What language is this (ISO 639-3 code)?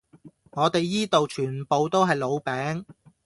yue